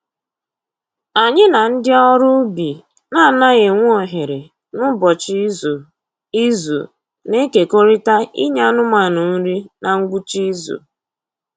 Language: Igbo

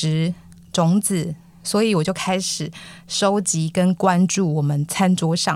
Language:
Chinese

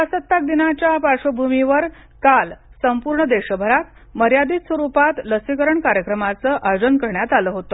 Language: Marathi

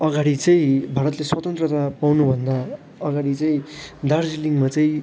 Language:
Nepali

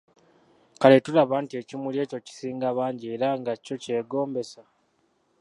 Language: Ganda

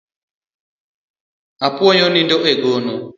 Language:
Luo (Kenya and Tanzania)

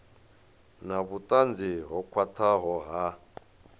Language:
Venda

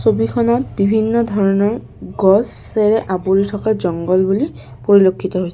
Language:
Assamese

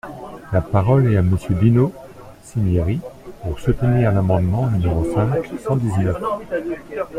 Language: French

